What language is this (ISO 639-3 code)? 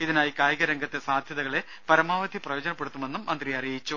mal